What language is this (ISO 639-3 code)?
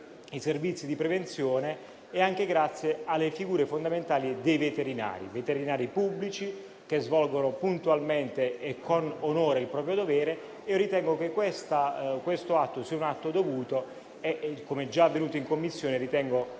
ita